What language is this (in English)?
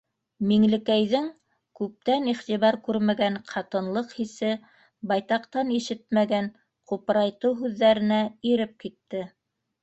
Bashkir